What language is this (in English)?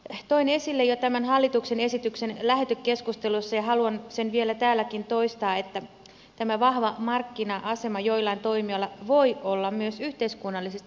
Finnish